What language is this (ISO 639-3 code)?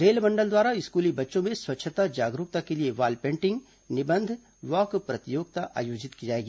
hin